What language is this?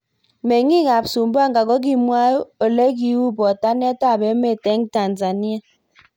Kalenjin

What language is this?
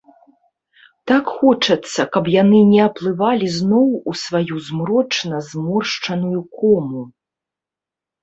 Belarusian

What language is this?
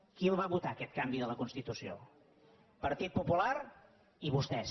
Catalan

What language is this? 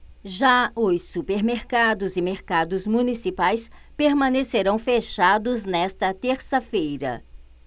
Portuguese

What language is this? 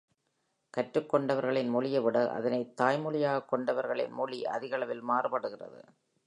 Tamil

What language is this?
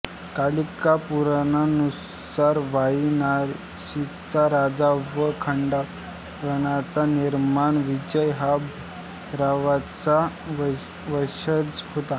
Marathi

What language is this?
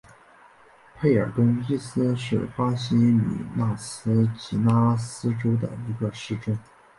Chinese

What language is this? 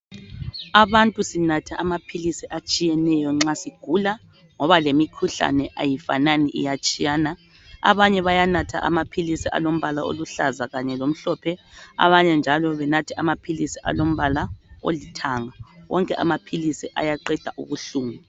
North Ndebele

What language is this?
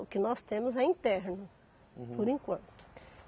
Portuguese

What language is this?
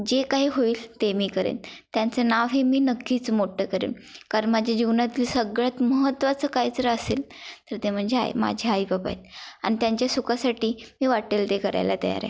Marathi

